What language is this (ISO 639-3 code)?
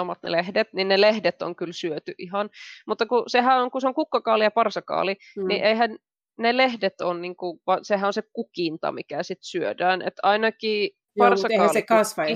fin